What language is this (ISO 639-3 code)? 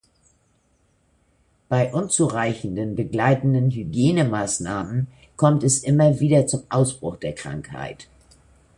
deu